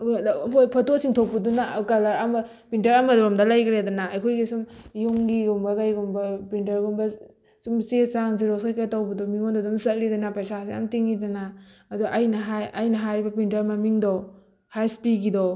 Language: Manipuri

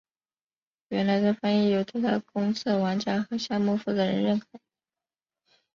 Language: Chinese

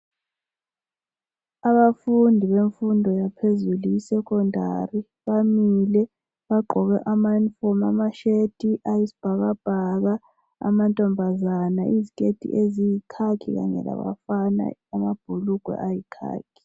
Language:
North Ndebele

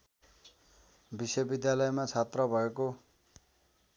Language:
Nepali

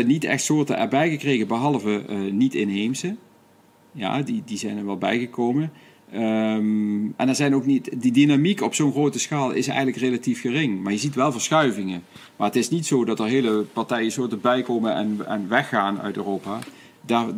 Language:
Dutch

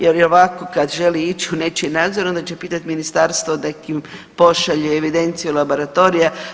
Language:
Croatian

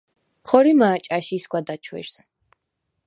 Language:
Svan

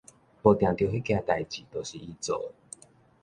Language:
Min Nan Chinese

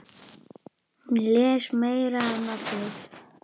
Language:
Icelandic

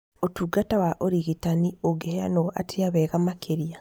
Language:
Kikuyu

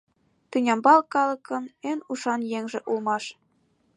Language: Mari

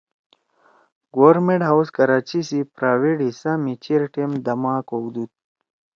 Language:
Torwali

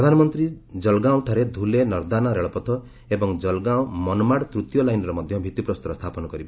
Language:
Odia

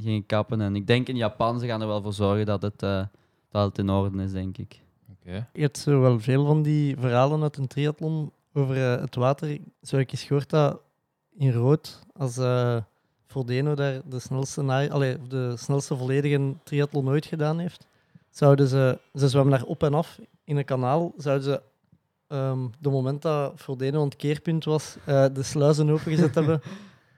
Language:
Dutch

